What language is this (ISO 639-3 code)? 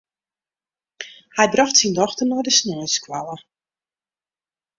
fry